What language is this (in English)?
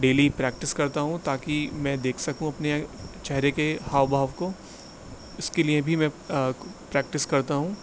Urdu